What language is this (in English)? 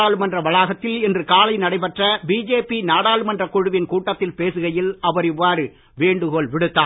Tamil